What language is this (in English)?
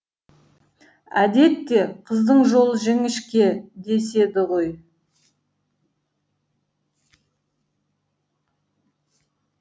Kazakh